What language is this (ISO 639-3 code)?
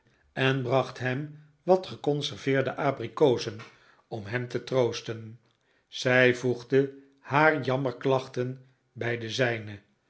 nld